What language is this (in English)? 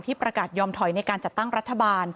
Thai